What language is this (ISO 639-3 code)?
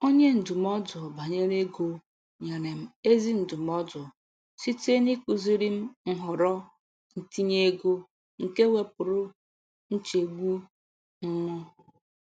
ibo